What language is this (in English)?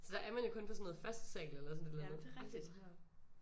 Danish